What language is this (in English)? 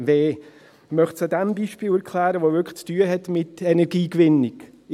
Swiss German